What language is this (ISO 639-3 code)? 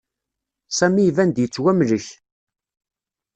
kab